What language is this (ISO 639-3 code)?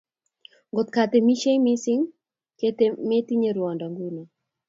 kln